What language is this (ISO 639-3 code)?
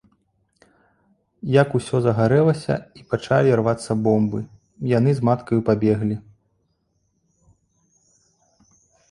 bel